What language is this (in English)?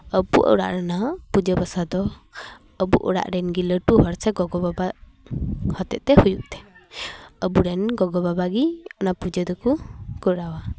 Santali